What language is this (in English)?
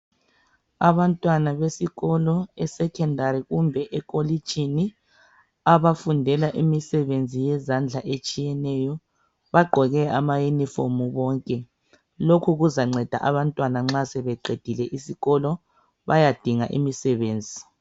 North Ndebele